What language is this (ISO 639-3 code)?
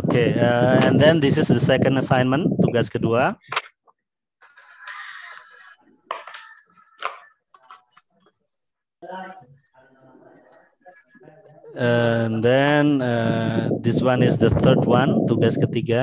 ind